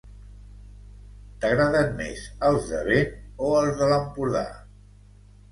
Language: Catalan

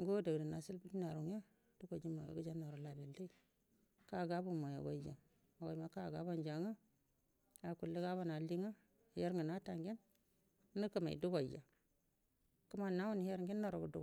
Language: Buduma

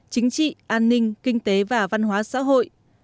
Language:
Vietnamese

